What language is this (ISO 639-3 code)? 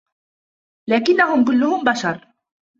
ara